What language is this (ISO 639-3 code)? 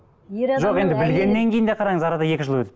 kaz